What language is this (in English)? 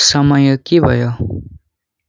Nepali